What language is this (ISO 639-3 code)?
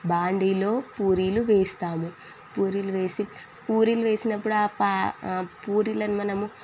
tel